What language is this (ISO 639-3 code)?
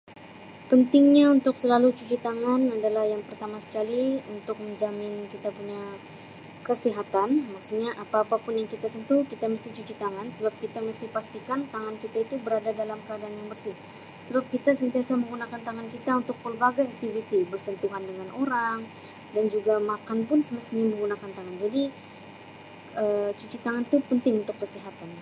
msi